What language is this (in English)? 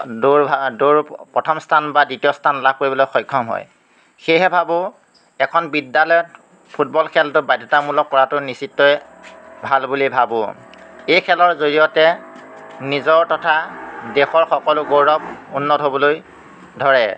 Assamese